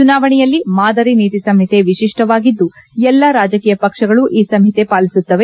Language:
Kannada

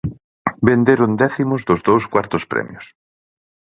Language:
Galician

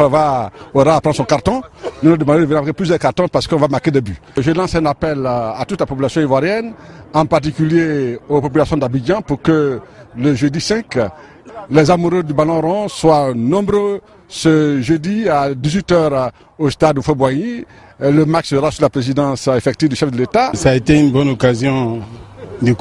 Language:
French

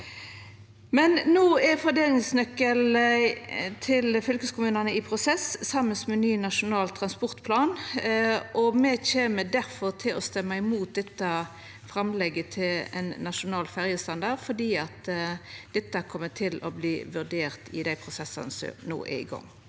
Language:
Norwegian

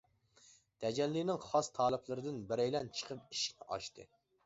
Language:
Uyghur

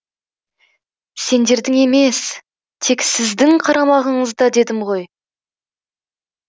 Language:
Kazakh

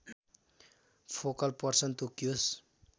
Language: Nepali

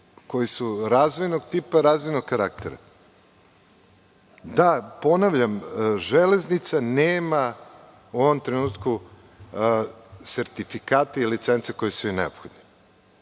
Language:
Serbian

